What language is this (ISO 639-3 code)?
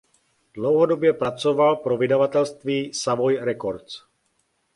ces